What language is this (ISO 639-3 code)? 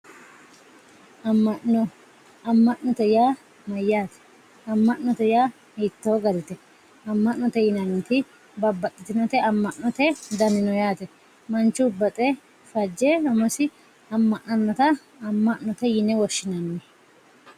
sid